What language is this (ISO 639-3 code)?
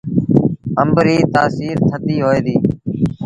sbn